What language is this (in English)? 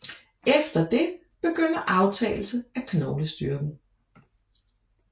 Danish